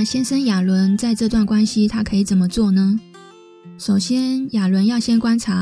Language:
Chinese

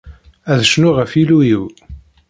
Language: Kabyle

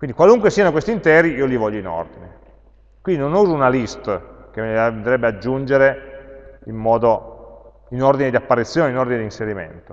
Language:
Italian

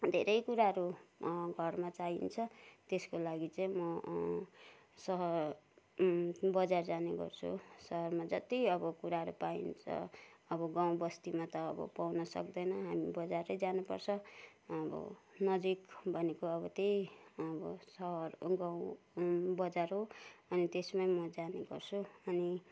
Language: Nepali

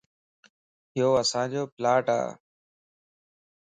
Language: Lasi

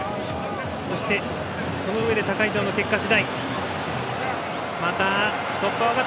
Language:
Japanese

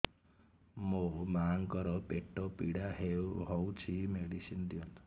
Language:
Odia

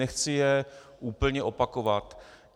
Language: Czech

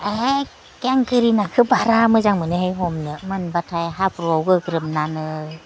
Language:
Bodo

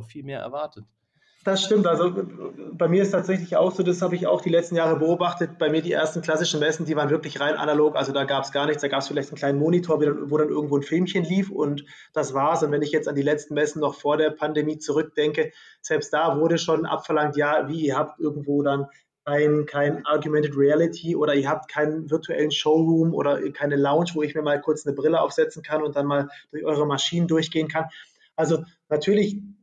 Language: German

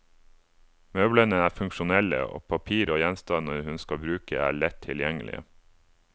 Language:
Norwegian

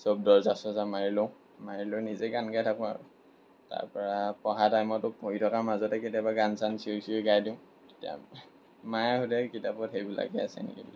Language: Assamese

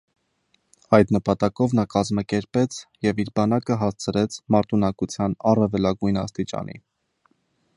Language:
Armenian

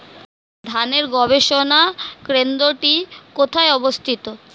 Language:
Bangla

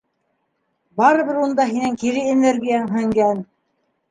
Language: Bashkir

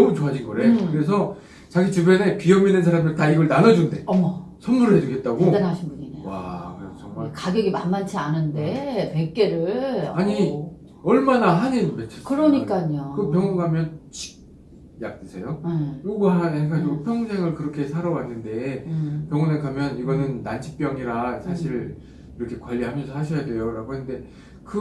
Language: Korean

